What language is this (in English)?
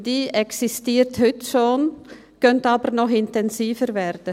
Swiss German